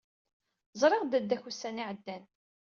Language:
Kabyle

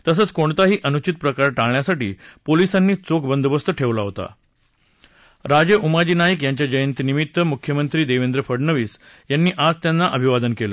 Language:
Marathi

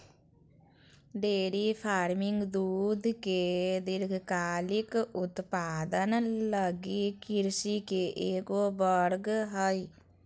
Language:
Magahi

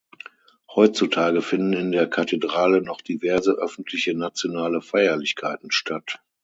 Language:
German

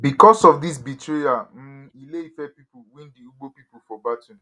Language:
Nigerian Pidgin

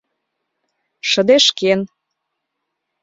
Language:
Mari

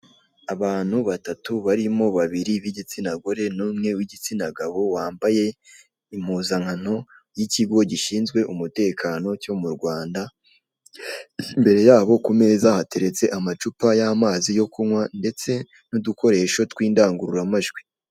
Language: Kinyarwanda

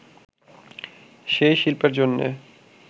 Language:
Bangla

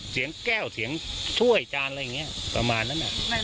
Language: Thai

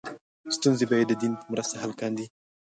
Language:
Pashto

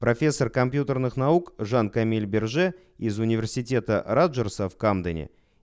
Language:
Russian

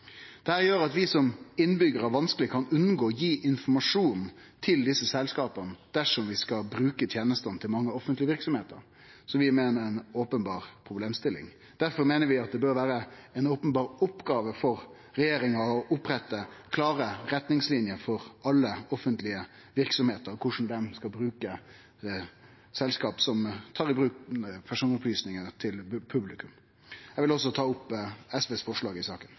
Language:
Norwegian Nynorsk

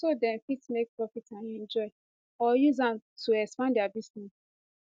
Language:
Nigerian Pidgin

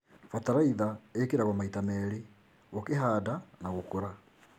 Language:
Kikuyu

